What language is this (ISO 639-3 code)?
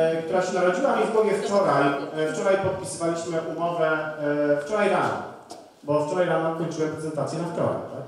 pol